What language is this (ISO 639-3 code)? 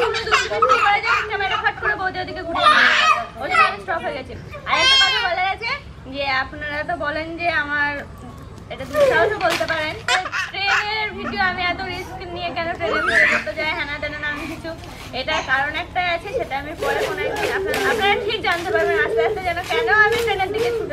hin